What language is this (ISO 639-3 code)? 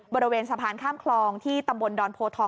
tha